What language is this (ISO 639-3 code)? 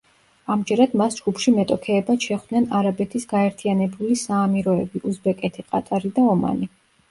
kat